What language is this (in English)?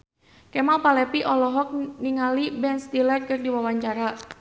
Sundanese